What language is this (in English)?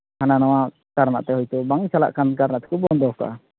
Santali